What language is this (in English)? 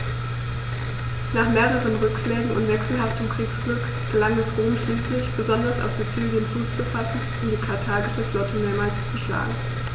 German